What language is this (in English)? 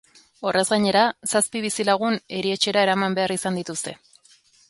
Basque